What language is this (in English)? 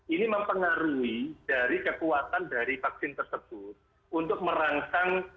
Indonesian